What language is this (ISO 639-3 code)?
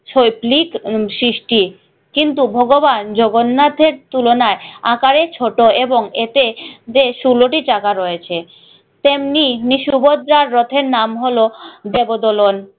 ben